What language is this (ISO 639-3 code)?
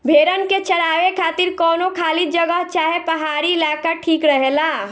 bho